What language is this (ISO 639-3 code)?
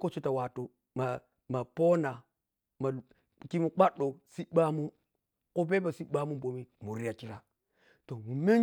piy